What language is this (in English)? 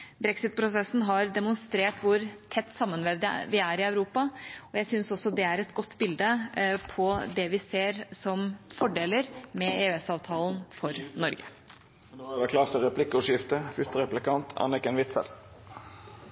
Norwegian